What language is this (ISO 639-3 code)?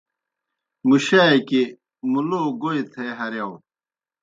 plk